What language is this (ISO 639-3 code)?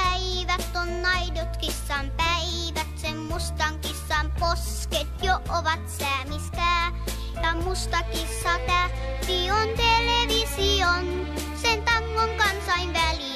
fin